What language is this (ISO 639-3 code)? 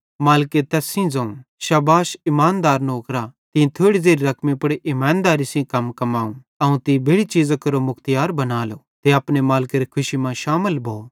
bhd